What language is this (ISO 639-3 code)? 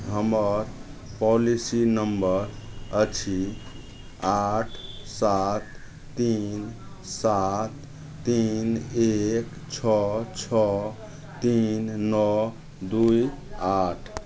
mai